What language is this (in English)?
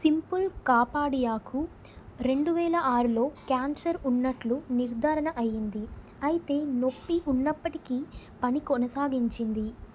Telugu